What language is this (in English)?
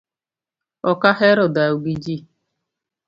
Luo (Kenya and Tanzania)